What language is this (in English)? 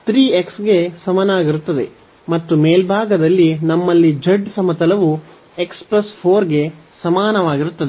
Kannada